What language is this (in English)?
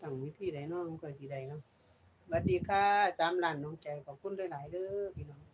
Thai